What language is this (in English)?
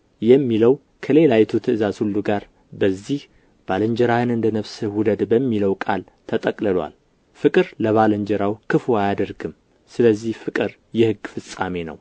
Amharic